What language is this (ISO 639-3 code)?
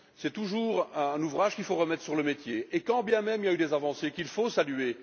fra